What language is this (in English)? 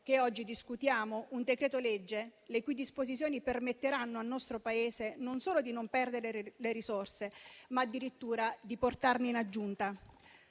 Italian